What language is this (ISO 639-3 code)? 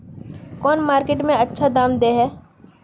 mag